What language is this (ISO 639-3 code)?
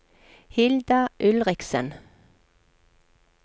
nor